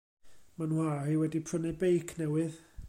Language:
Welsh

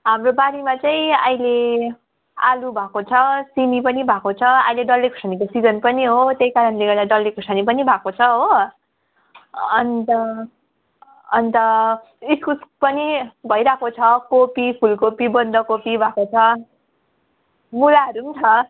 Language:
Nepali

